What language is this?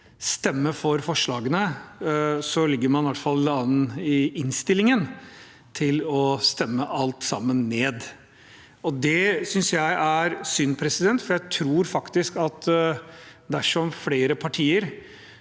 Norwegian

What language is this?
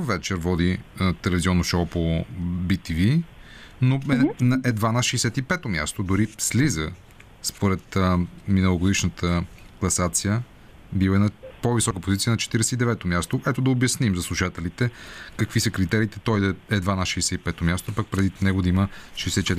Bulgarian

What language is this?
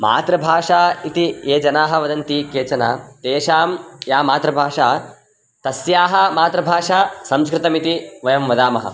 Sanskrit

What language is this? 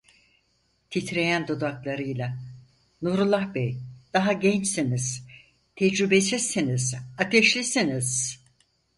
Turkish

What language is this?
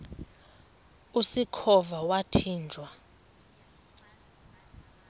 Xhosa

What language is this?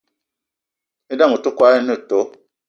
Eton (Cameroon)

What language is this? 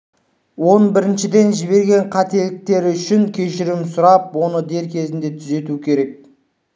Kazakh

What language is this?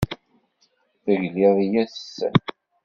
Kabyle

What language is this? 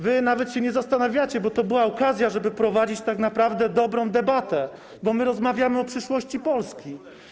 Polish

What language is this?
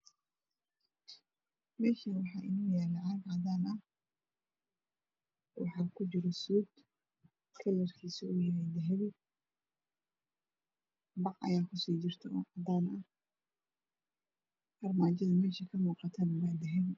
Somali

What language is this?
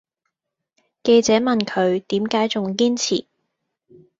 Cantonese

